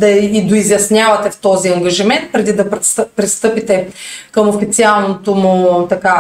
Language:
Bulgarian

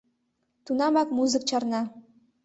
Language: Mari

